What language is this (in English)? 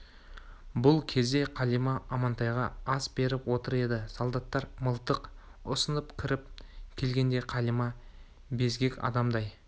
Kazakh